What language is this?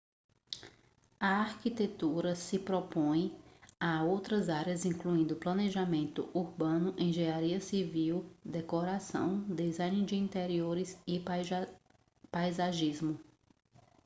Portuguese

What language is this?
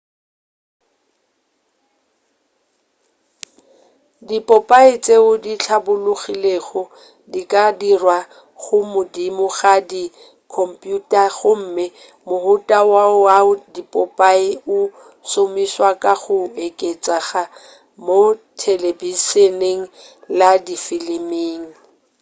Northern Sotho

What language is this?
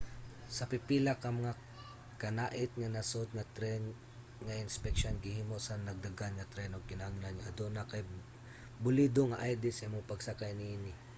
Cebuano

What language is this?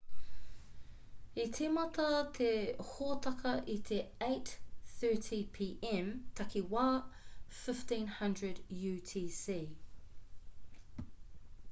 Māori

